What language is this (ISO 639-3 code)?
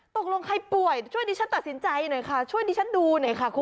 tha